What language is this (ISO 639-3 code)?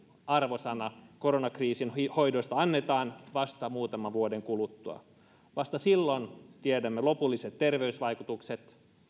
fin